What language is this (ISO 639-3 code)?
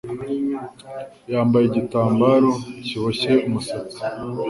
kin